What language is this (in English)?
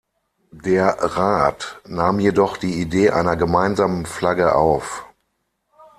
German